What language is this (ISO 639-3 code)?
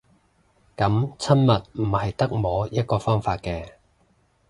yue